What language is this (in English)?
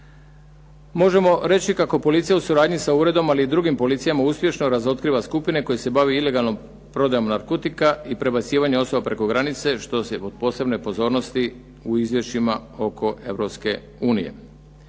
Croatian